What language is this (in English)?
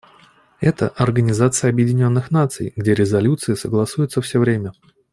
Russian